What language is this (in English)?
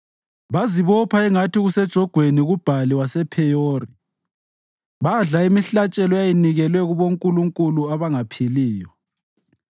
North Ndebele